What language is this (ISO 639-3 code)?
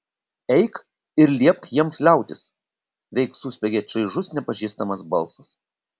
lit